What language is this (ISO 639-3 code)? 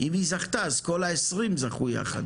heb